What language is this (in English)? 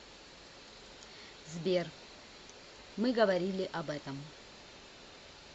Russian